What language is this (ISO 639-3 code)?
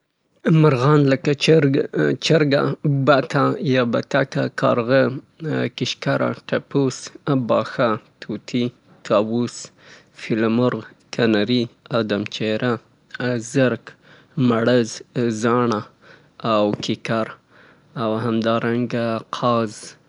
pbt